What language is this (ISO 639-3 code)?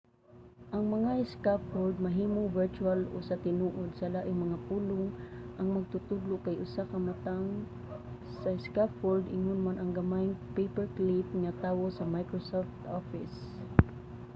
ceb